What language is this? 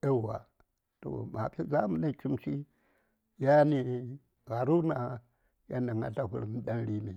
Saya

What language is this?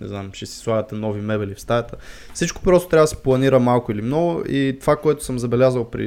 Bulgarian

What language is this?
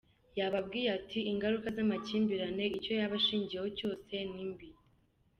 Kinyarwanda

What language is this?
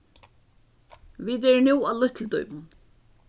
Faroese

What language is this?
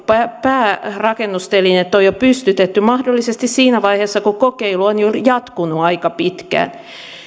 Finnish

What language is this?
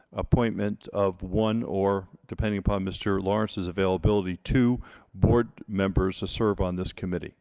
English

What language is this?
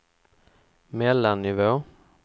Swedish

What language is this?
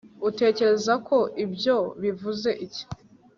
Kinyarwanda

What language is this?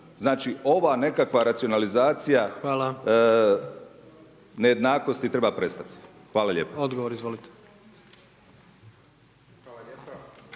Croatian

